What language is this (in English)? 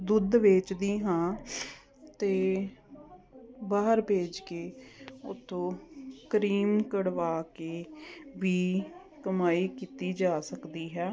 Punjabi